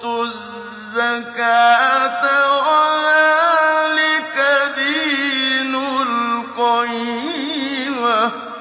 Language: Arabic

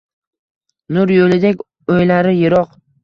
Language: Uzbek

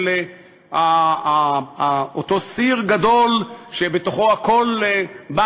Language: Hebrew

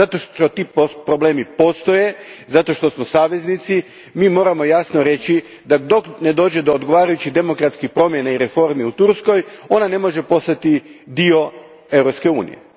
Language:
Croatian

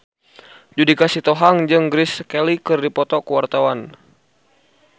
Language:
Sundanese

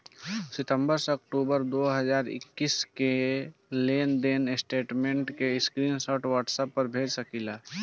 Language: Bhojpuri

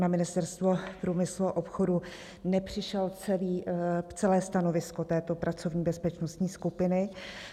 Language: Czech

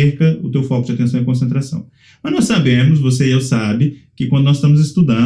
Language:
Portuguese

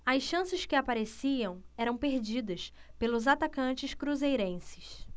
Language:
Portuguese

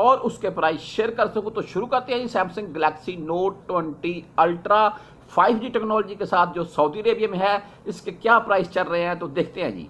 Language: Hindi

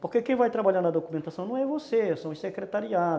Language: Portuguese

